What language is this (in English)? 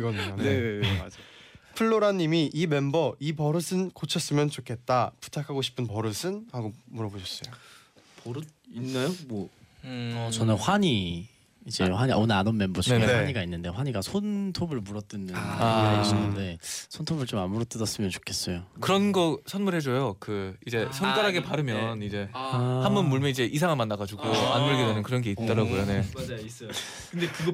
Korean